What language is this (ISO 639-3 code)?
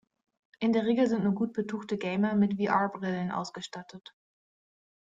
deu